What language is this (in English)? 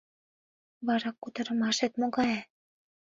Mari